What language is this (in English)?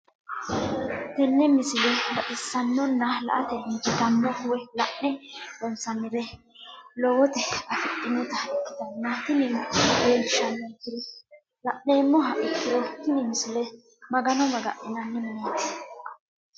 Sidamo